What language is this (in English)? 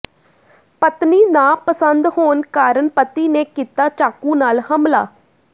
Punjabi